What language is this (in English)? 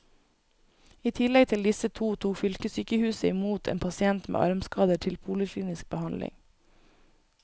Norwegian